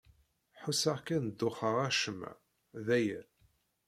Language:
Kabyle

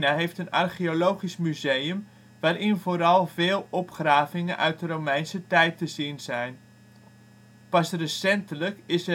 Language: Dutch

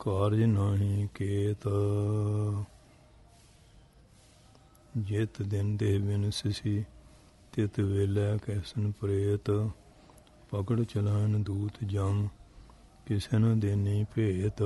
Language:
Turkish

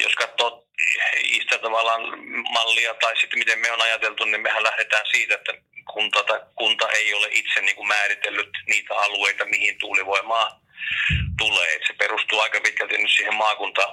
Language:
Finnish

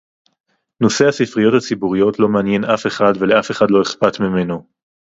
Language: Hebrew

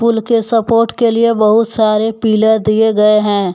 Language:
Hindi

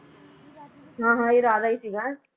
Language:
Punjabi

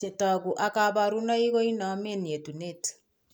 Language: Kalenjin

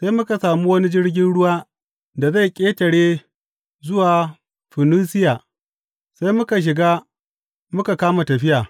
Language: Hausa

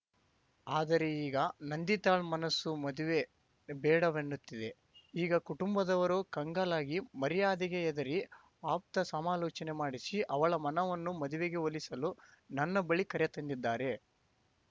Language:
Kannada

